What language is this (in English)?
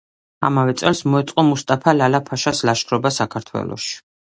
Georgian